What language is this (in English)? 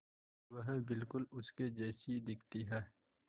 Hindi